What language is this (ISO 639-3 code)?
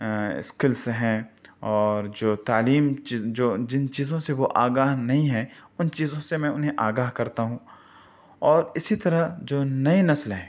urd